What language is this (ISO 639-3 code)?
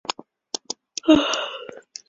zho